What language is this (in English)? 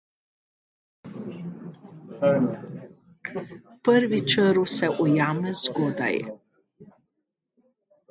Slovenian